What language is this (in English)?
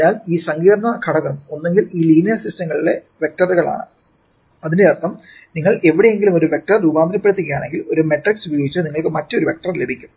Malayalam